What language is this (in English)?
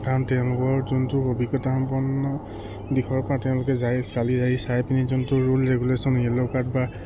Assamese